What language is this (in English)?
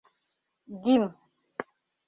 Mari